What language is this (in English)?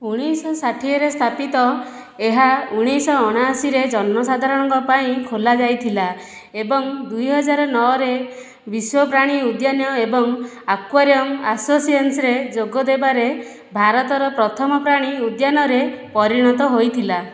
Odia